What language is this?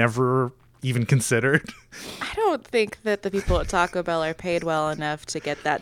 English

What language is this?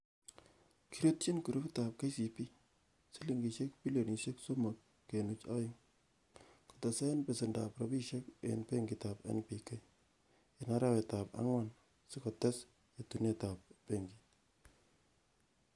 Kalenjin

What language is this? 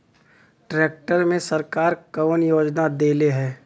Bhojpuri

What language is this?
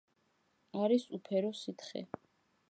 Georgian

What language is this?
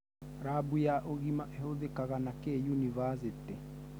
Kikuyu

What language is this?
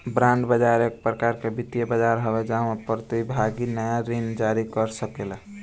Bhojpuri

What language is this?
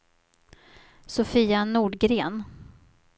Swedish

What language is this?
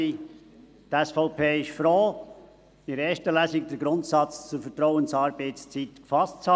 Swiss German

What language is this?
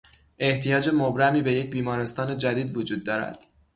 Persian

